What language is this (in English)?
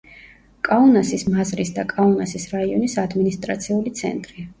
Georgian